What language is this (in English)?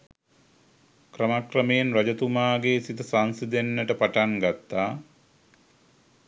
Sinhala